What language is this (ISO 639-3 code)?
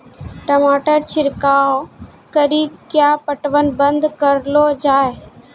mai